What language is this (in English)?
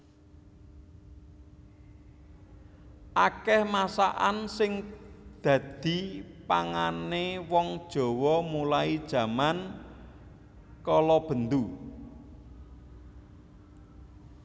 Javanese